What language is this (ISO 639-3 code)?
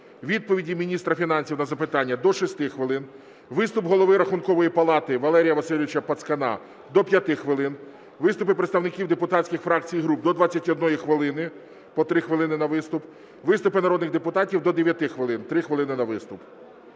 ukr